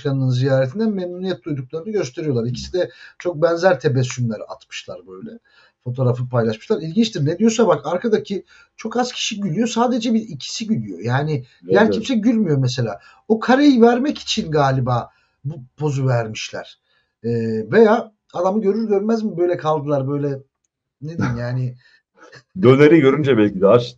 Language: Turkish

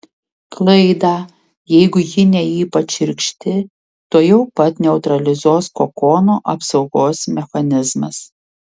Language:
Lithuanian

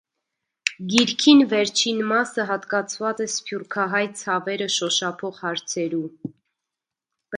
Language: Armenian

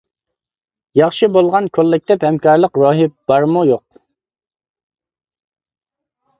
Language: Uyghur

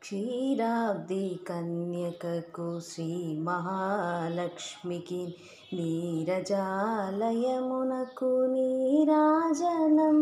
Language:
Telugu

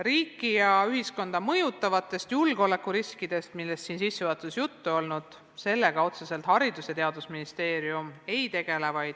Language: Estonian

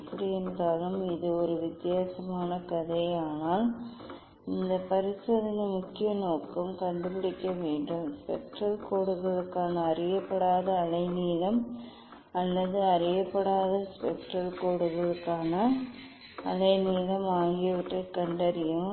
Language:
Tamil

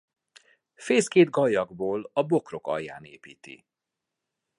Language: Hungarian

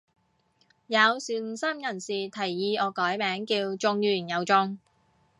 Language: Cantonese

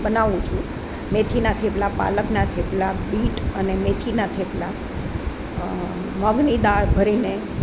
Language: Gujarati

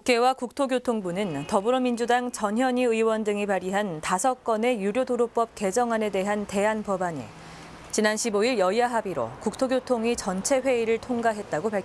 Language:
Korean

